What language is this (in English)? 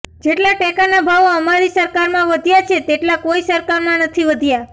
Gujarati